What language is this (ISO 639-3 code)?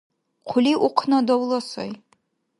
dar